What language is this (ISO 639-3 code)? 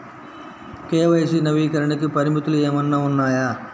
tel